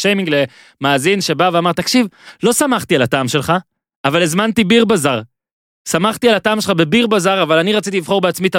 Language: Hebrew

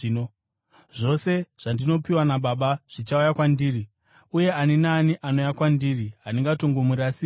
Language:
Shona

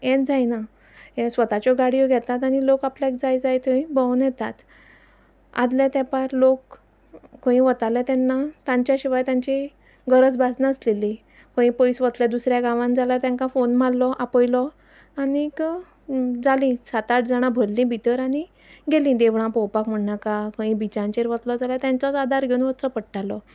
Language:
Konkani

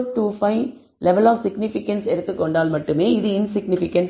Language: Tamil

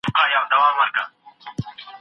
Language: Pashto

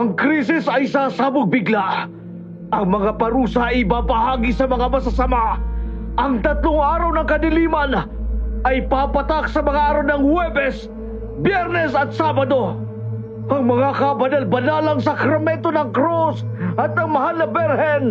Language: Filipino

